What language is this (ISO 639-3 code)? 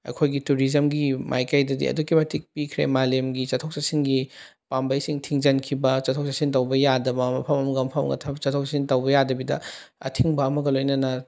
mni